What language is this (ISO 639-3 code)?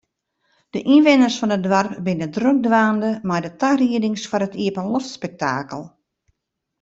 fry